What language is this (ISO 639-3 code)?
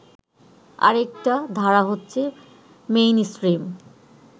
ben